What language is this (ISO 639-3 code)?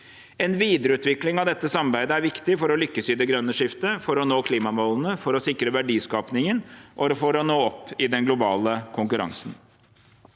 nor